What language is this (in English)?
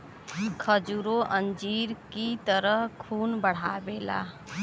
Bhojpuri